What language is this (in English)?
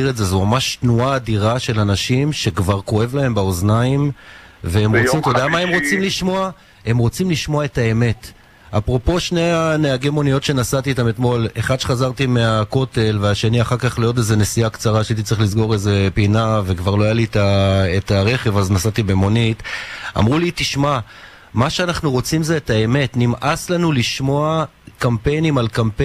Hebrew